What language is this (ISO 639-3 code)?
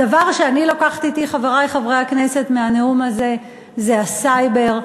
heb